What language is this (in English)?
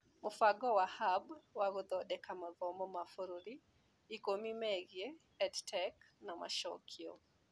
Kikuyu